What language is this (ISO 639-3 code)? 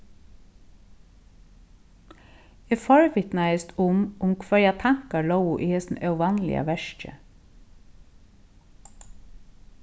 fao